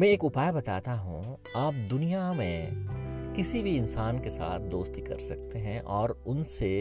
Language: Hindi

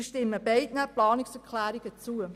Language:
Swiss German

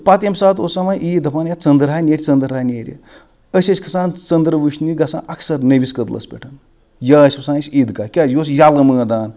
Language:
Kashmiri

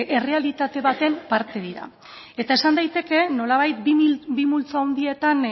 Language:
Basque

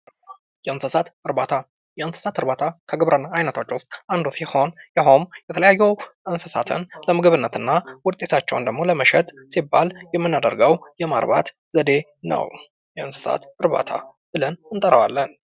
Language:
Amharic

